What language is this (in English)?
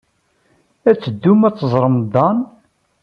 Kabyle